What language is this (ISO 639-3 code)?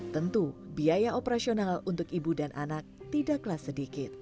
ind